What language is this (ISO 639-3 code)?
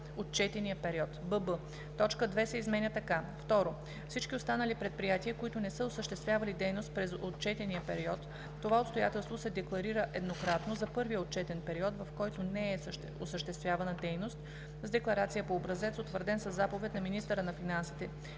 bul